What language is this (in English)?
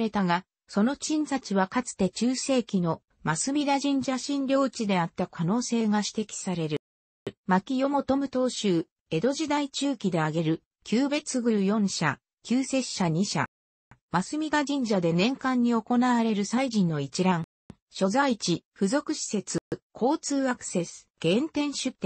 Japanese